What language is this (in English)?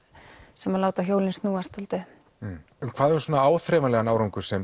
Icelandic